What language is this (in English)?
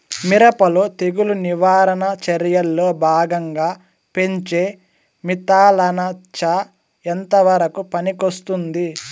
Telugu